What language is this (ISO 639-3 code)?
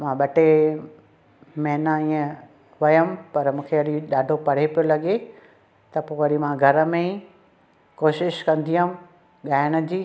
snd